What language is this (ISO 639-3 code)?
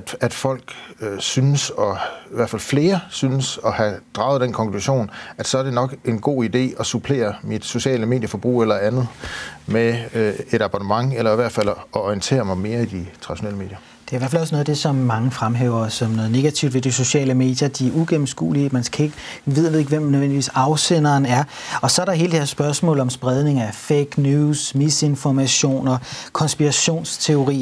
dan